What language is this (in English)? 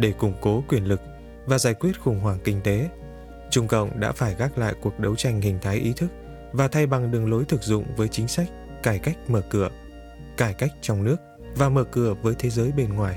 Vietnamese